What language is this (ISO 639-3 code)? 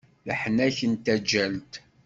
kab